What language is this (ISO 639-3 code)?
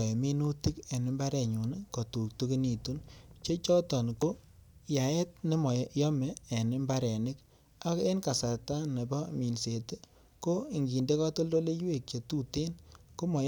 kln